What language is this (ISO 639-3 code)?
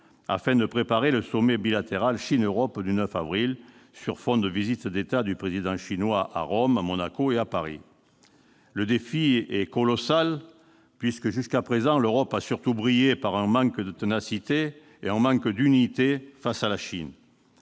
fra